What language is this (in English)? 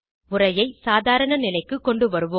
Tamil